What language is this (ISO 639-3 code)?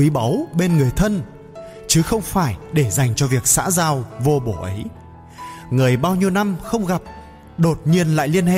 vie